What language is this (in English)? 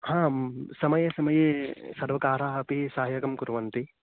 Sanskrit